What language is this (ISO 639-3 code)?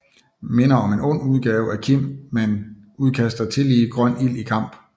dan